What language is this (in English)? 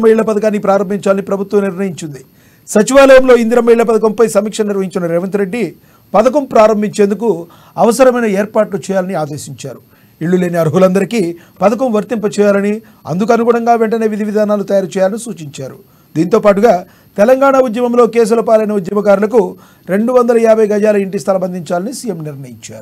Telugu